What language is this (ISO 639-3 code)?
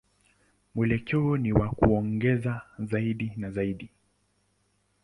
swa